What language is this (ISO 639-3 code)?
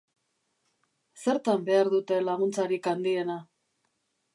eus